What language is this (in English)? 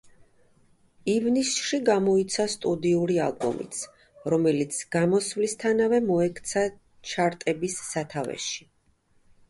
Georgian